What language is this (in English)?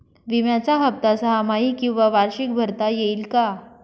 Marathi